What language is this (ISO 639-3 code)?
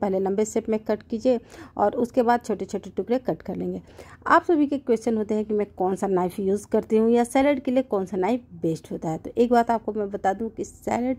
hin